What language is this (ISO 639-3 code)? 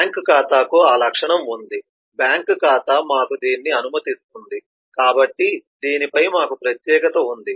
tel